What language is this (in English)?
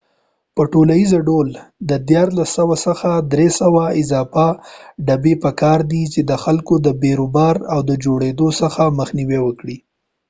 Pashto